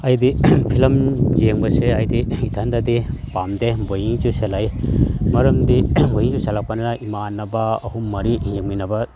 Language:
Manipuri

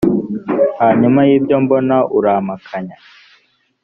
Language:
Kinyarwanda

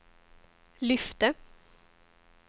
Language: Swedish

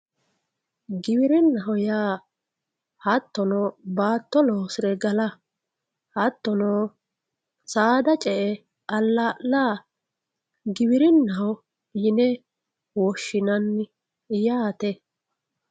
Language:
Sidamo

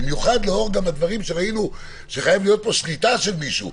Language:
Hebrew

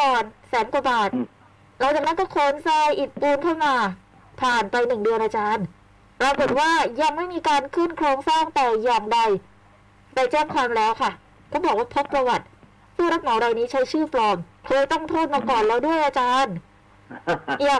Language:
Thai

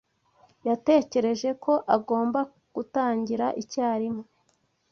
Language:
Kinyarwanda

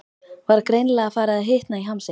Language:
Icelandic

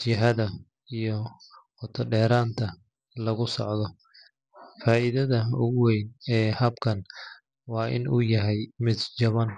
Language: Somali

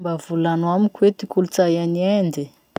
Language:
Masikoro Malagasy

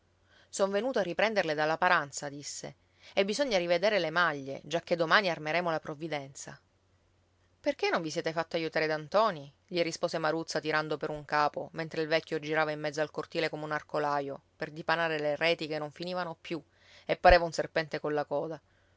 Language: Italian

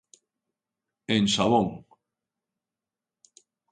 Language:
Galician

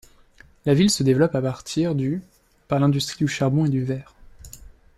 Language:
French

